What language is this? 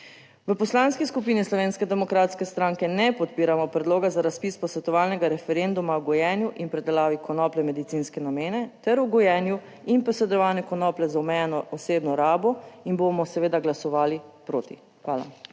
Slovenian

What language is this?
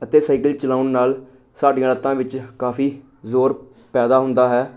Punjabi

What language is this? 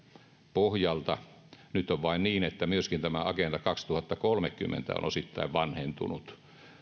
Finnish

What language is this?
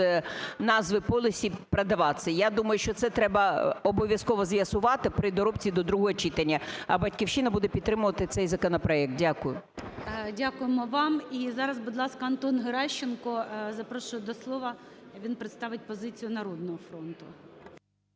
Ukrainian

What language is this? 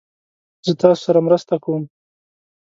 Pashto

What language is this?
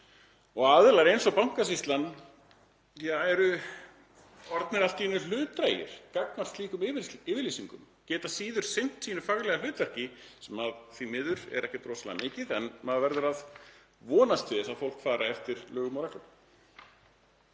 Icelandic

